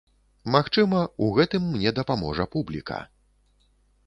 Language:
Belarusian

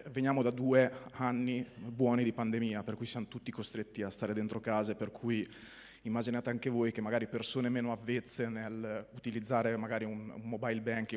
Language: Italian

